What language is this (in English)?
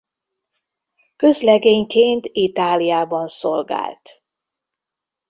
Hungarian